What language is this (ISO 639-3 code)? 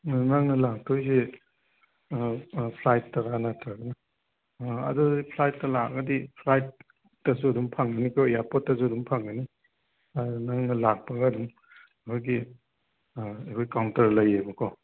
mni